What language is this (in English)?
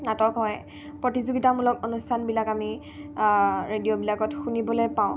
Assamese